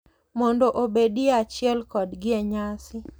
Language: Luo (Kenya and Tanzania)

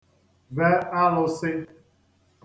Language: Igbo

